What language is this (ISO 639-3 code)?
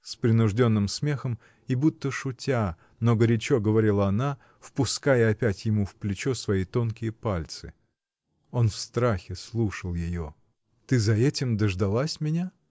rus